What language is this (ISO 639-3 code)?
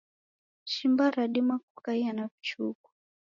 dav